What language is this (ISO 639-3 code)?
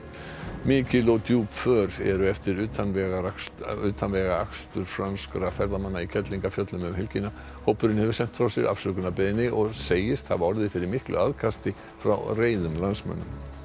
isl